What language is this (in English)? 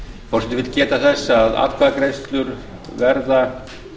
Icelandic